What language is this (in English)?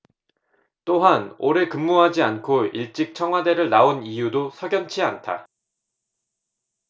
Korean